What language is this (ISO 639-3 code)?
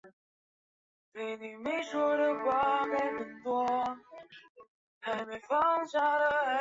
zho